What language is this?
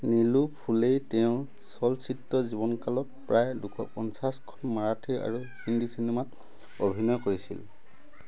Assamese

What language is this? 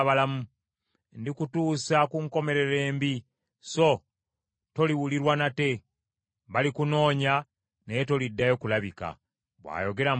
Ganda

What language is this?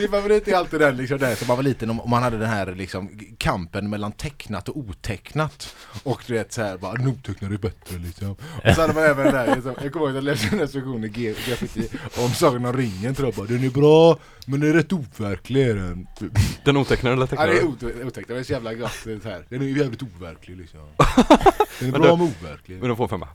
Swedish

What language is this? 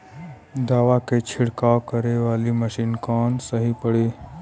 Bhojpuri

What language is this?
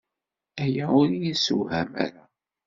Kabyle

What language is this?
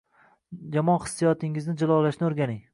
Uzbek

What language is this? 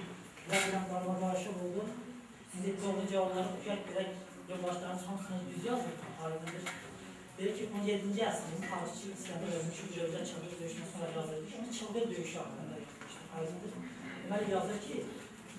Turkish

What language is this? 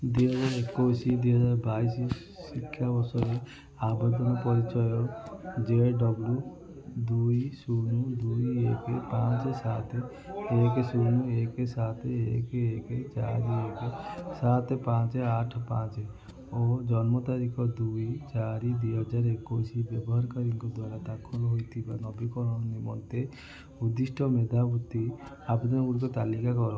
Odia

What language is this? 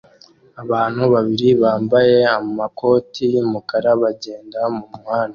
Kinyarwanda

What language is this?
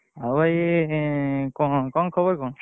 Odia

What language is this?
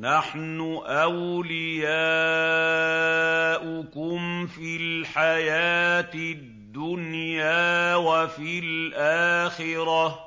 Arabic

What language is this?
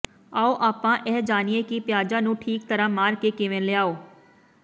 Punjabi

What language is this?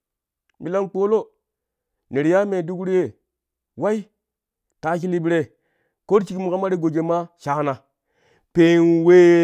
Kushi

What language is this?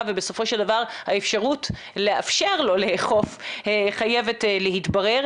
Hebrew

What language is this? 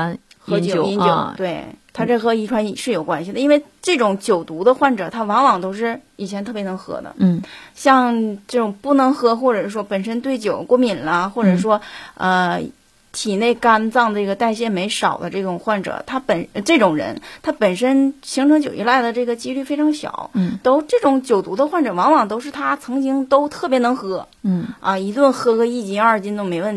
Chinese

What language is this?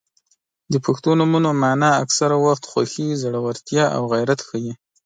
Pashto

